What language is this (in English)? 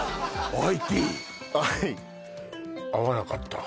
Japanese